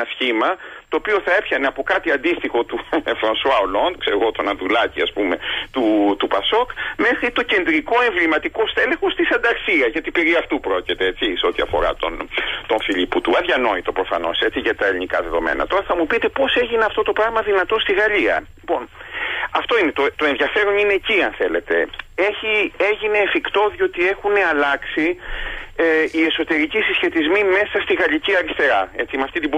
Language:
Greek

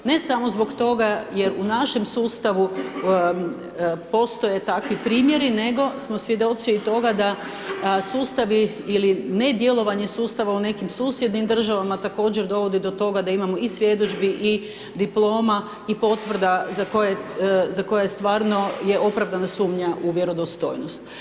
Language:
Croatian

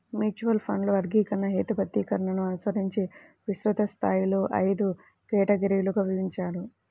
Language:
Telugu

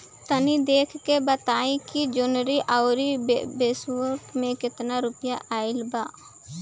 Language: Bhojpuri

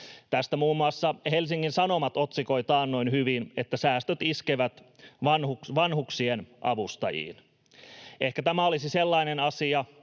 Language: Finnish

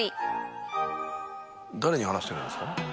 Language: Japanese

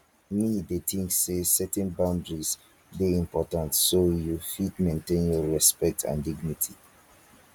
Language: Nigerian Pidgin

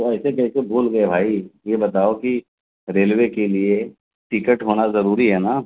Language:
Urdu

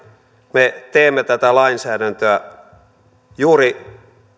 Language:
Finnish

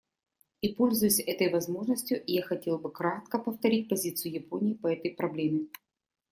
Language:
Russian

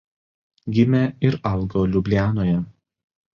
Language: Lithuanian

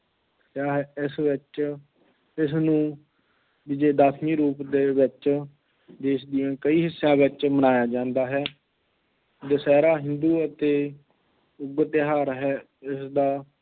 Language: Punjabi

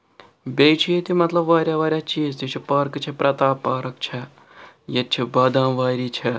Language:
Kashmiri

